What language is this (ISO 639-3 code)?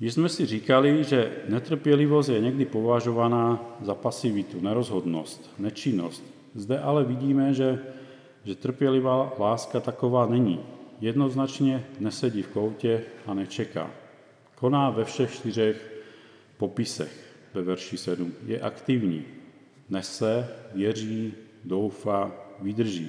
ces